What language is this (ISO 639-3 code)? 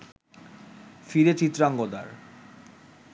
ben